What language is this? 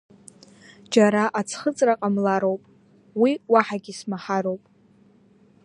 Abkhazian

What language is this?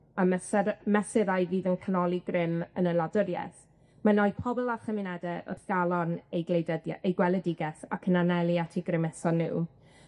Welsh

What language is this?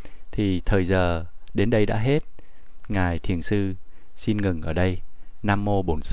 Vietnamese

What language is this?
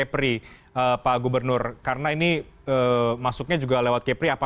Indonesian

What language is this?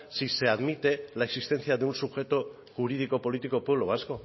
Spanish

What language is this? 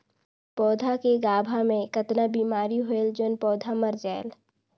Chhattisgarhi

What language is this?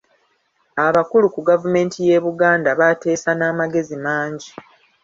Ganda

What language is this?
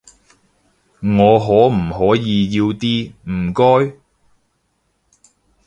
Cantonese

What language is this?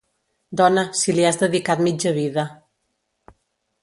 Catalan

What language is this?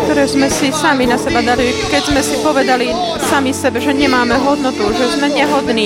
Slovak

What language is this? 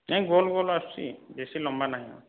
Odia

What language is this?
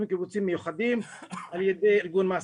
Hebrew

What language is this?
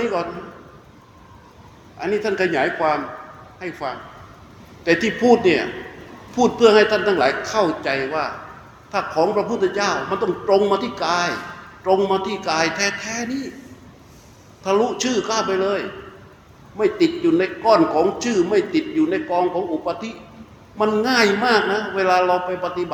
Thai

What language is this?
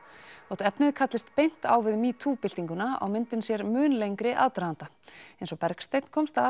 Icelandic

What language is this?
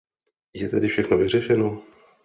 Czech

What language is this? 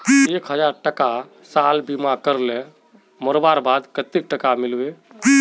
Magahi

